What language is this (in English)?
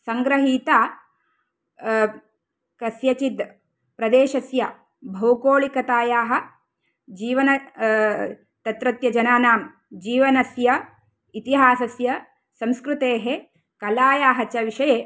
Sanskrit